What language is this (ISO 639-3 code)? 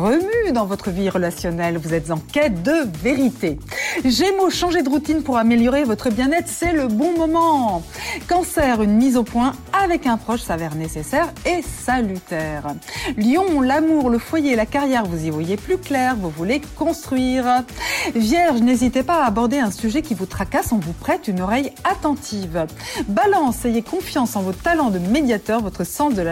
fra